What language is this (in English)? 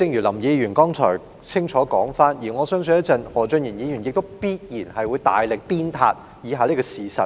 Cantonese